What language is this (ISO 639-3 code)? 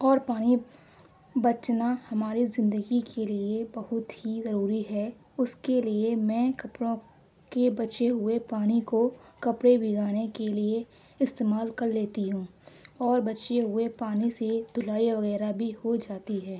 urd